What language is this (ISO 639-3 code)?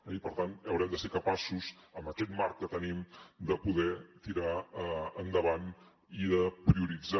cat